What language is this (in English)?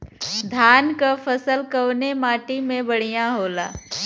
Bhojpuri